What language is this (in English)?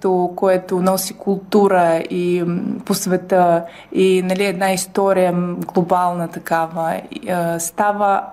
Bulgarian